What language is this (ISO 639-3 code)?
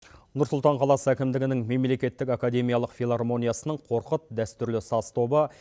kaz